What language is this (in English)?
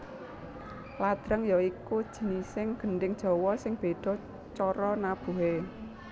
Javanese